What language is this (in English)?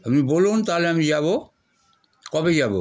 Bangla